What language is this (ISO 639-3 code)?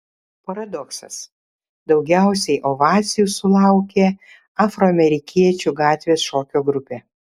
lit